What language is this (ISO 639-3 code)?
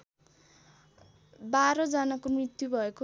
nep